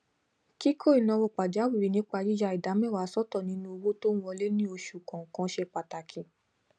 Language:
Yoruba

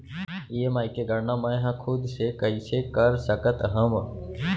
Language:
Chhattisgarhi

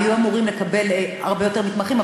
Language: Hebrew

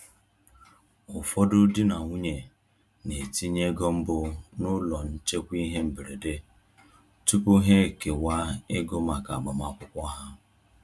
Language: Igbo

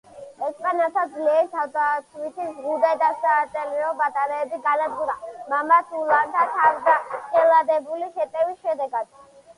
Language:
Georgian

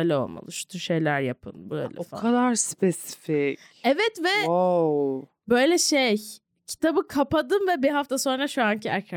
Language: Turkish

